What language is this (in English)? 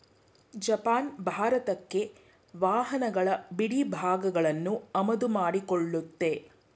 Kannada